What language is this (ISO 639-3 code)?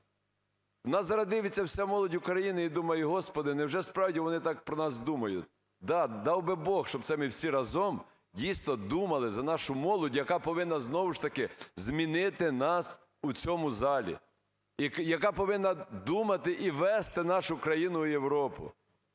ukr